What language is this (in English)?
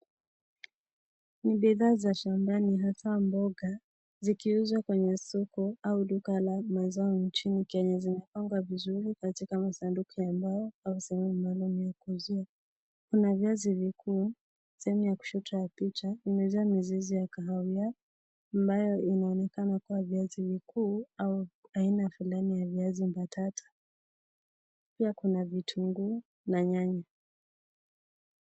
Swahili